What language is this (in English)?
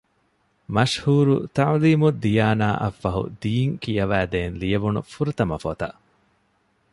Divehi